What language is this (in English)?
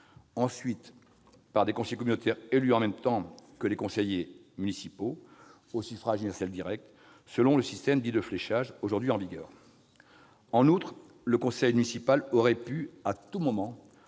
French